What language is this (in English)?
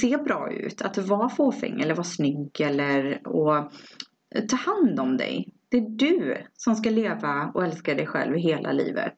Swedish